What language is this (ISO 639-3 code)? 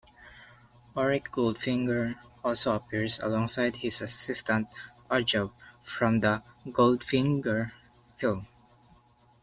eng